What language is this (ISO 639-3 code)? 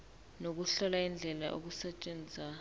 zul